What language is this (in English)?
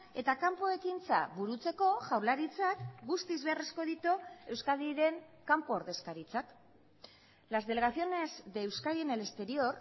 Basque